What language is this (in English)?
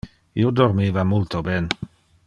Interlingua